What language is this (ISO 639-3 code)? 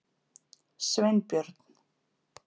isl